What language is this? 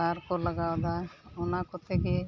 Santali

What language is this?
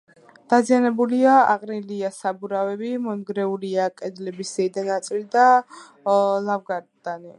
Georgian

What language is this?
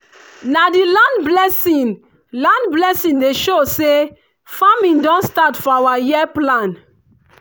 Nigerian Pidgin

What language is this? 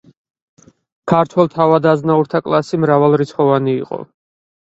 Georgian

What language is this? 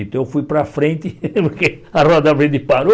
Portuguese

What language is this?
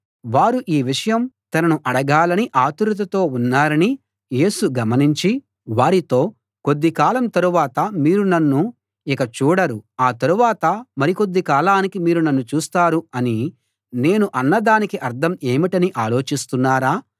Telugu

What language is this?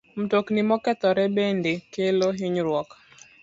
Luo (Kenya and Tanzania)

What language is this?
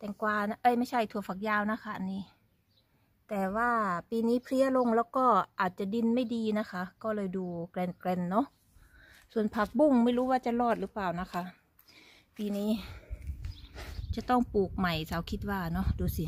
Thai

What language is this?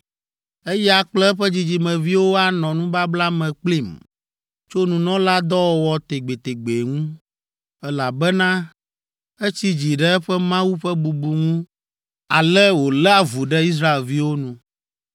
Ewe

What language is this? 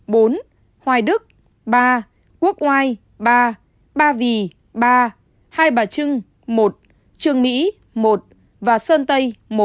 Vietnamese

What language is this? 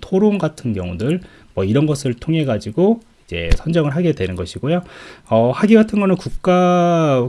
Korean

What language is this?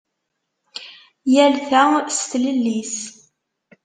Kabyle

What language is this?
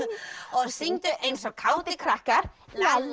Icelandic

